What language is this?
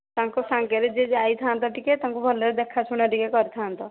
Odia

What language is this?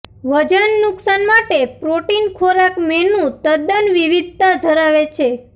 Gujarati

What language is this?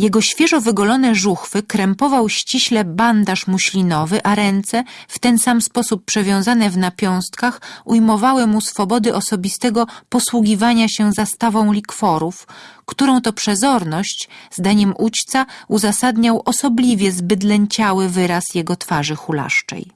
Polish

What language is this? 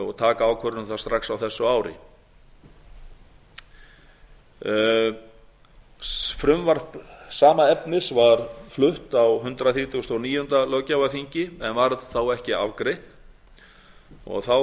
Icelandic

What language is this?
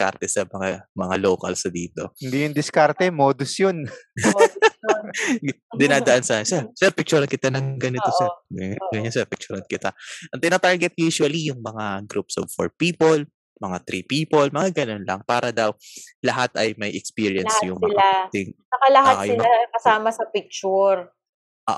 Filipino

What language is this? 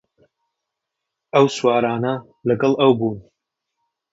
Central Kurdish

